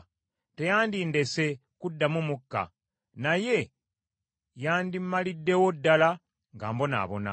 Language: Ganda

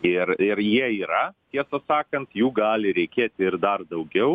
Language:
Lithuanian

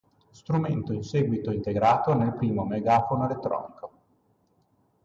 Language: Italian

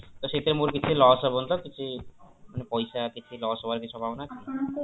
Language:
Odia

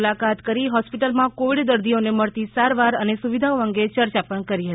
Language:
Gujarati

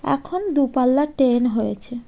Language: Bangla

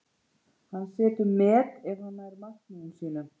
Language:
Icelandic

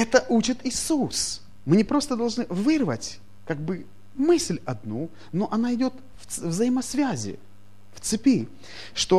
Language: Russian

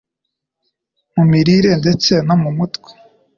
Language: Kinyarwanda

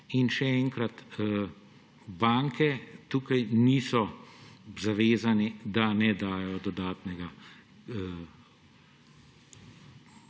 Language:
Slovenian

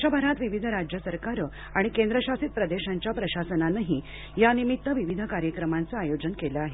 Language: Marathi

